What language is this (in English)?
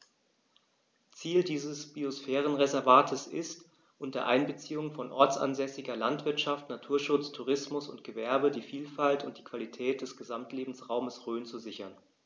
German